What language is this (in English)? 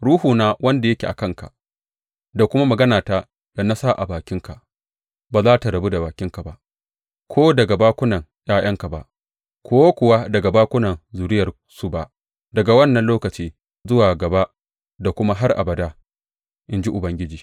Hausa